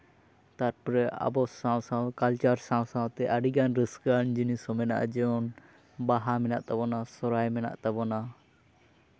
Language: Santali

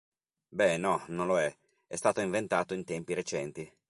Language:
Italian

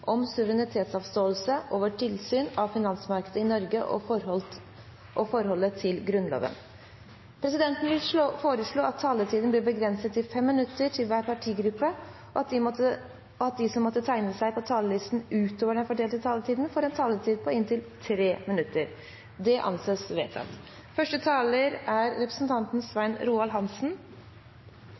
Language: Norwegian Bokmål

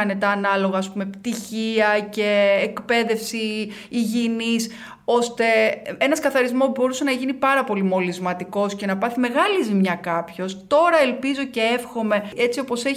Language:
Greek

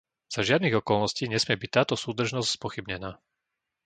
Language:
Slovak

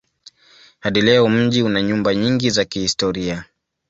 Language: Swahili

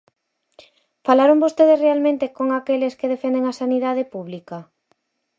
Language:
Galician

